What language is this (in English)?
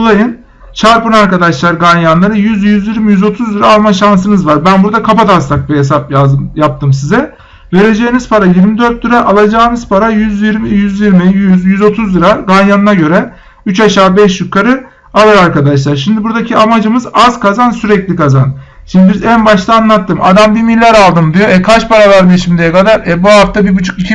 Turkish